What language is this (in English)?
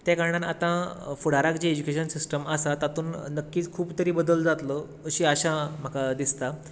Konkani